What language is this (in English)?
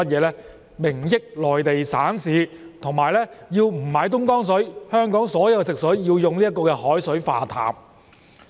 Cantonese